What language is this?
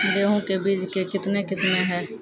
Maithili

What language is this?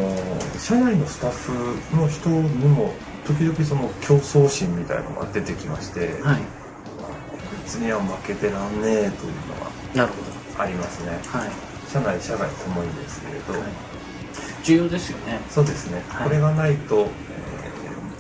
Japanese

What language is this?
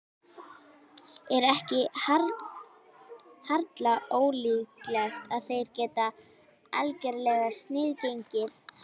Icelandic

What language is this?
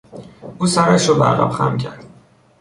Persian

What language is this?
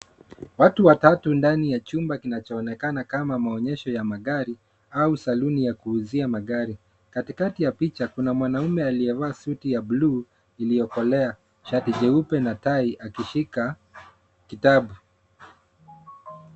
Swahili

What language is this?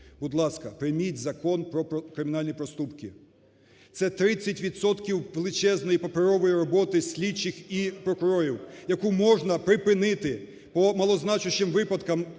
Ukrainian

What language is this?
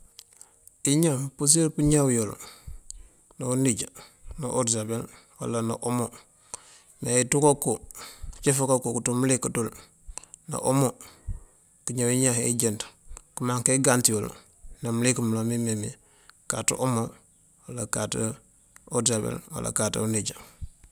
Mandjak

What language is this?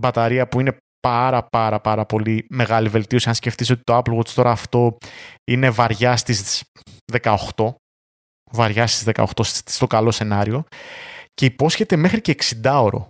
Greek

